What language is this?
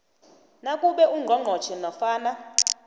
South Ndebele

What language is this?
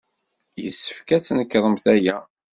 Kabyle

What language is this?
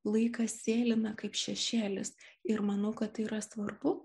Lithuanian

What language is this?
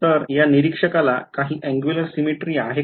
Marathi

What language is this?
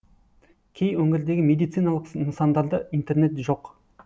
Kazakh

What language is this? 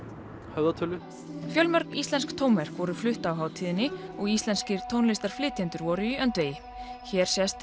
Icelandic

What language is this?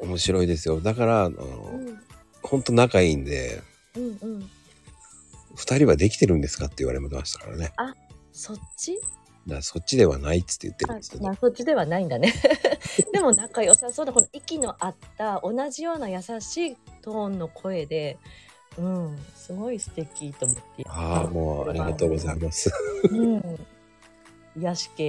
Japanese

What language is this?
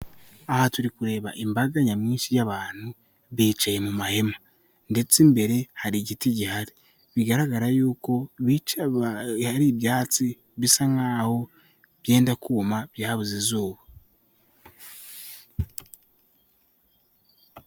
Kinyarwanda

